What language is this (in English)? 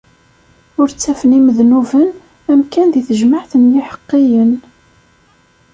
Kabyle